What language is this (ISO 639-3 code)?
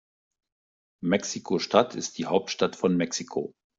deu